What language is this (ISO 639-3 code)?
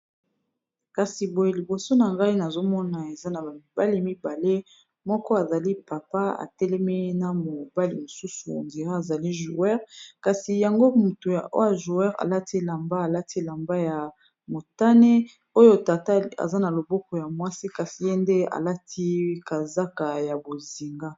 lin